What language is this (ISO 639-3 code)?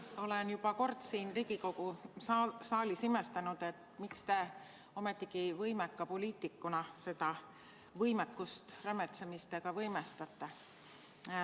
est